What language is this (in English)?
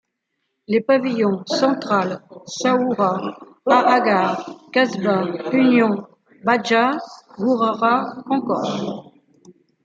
French